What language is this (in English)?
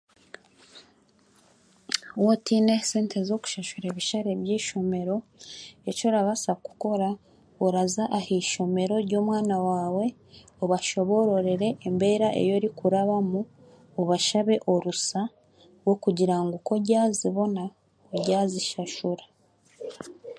Chiga